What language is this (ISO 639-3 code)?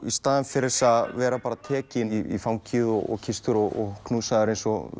isl